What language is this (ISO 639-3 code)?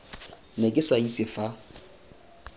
tsn